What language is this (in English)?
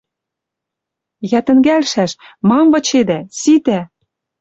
Western Mari